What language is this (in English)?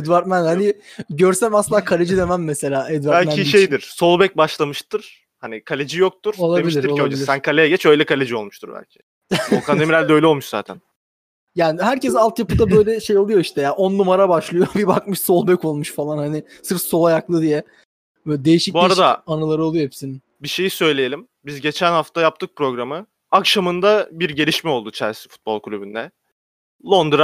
Turkish